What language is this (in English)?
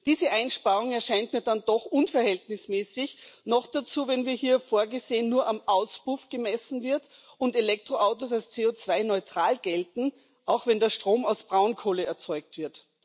German